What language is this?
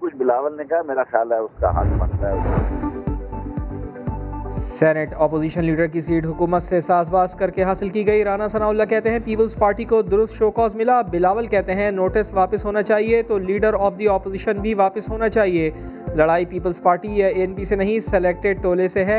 Urdu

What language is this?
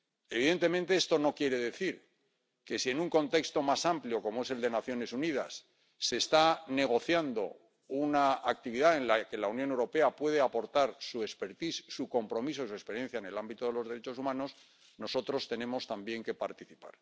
Spanish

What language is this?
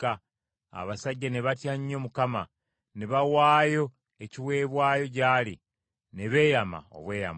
Ganda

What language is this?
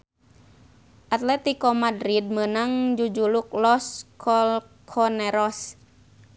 Sundanese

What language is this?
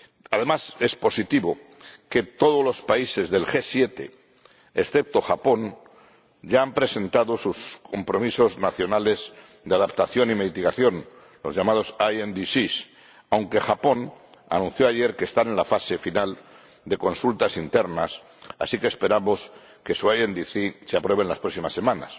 Spanish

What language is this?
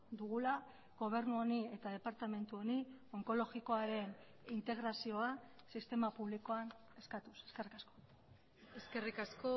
Basque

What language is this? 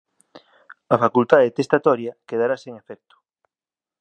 Galician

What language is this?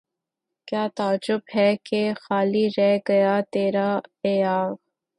Urdu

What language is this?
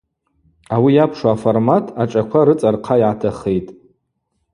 Abaza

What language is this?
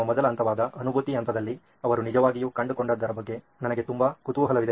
Kannada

